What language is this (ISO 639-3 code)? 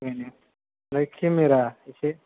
brx